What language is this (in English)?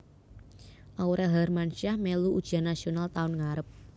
Javanese